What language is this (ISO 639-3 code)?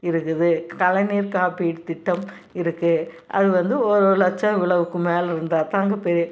tam